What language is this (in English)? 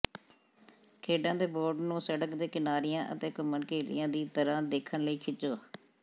Punjabi